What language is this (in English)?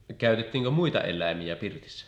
Finnish